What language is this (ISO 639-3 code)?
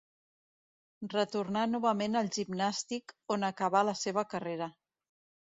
cat